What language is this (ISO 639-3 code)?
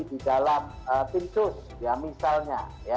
ind